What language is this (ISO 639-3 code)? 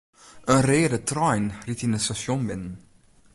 fry